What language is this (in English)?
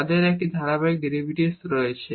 Bangla